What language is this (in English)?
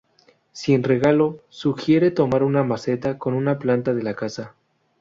Spanish